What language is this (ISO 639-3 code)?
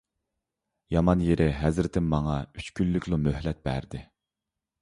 uig